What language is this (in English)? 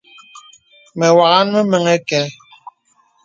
Bebele